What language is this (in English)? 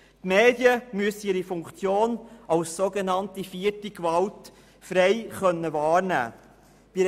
Swiss German